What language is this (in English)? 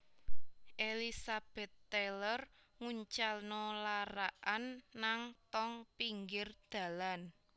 Javanese